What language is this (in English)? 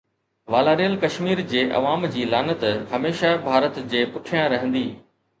Sindhi